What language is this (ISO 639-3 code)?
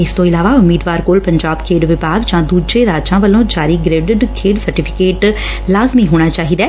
pan